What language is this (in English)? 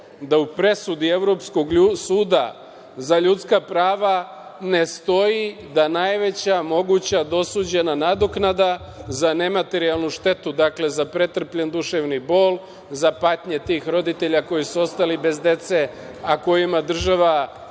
Serbian